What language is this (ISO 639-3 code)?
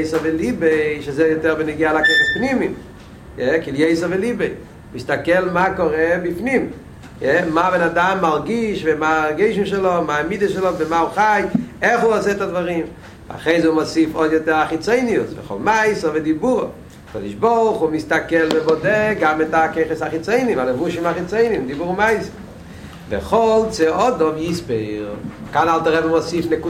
heb